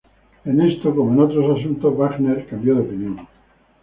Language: Spanish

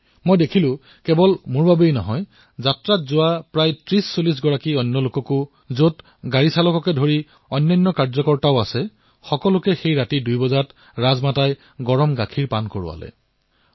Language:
Assamese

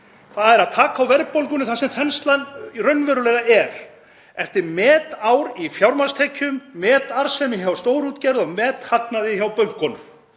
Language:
Icelandic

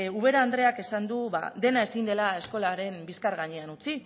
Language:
Basque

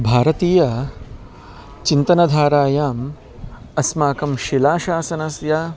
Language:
Sanskrit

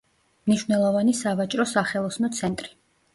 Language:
Georgian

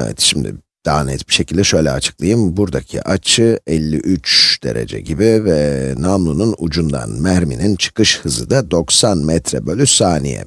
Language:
Turkish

